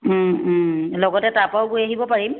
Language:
Assamese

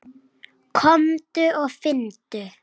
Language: Icelandic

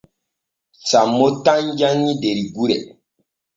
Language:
Borgu Fulfulde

